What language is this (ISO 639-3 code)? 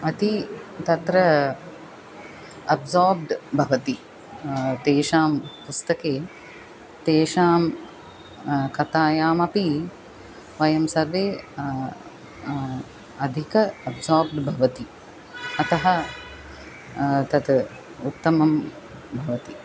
san